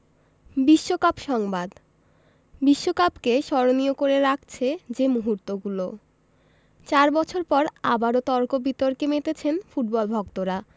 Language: Bangla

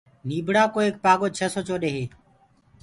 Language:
Gurgula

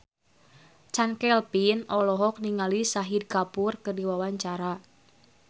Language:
Sundanese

